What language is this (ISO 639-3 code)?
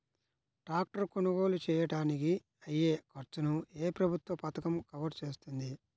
tel